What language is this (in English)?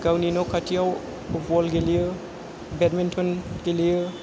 Bodo